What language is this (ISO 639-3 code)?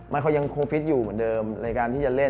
tha